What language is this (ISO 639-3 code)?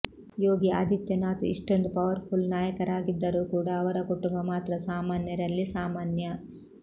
kan